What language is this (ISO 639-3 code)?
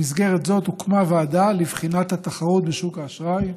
heb